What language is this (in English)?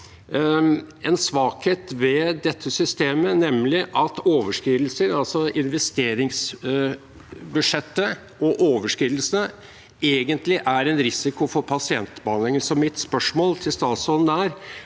Norwegian